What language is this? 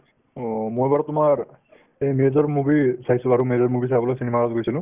Assamese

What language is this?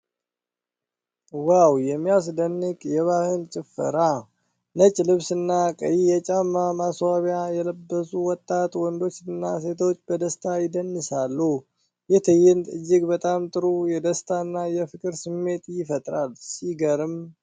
Amharic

